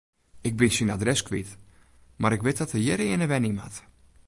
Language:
Western Frisian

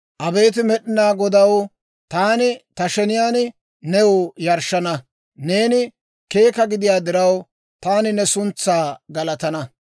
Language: Dawro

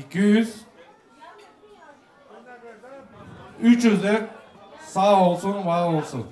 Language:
Turkish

